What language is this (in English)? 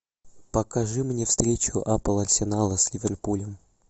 Russian